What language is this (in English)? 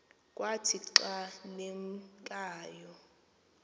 Xhosa